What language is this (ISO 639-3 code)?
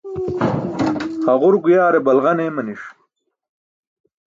bsk